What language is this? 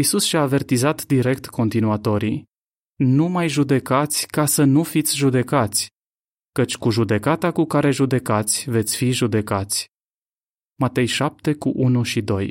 Romanian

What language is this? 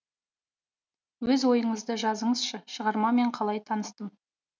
Kazakh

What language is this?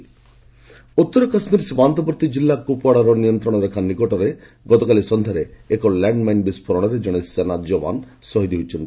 Odia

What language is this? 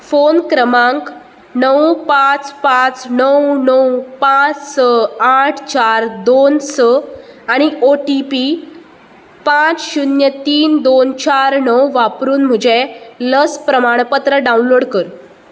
Konkani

